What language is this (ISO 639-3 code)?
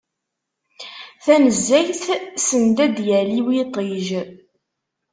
kab